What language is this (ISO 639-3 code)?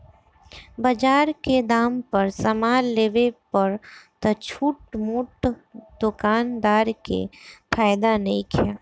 bho